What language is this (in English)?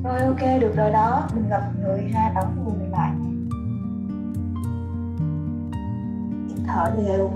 Vietnamese